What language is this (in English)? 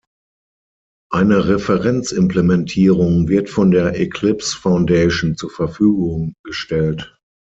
German